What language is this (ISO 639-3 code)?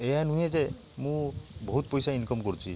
ori